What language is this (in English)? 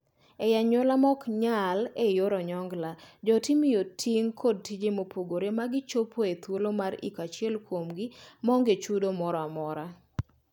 Luo (Kenya and Tanzania)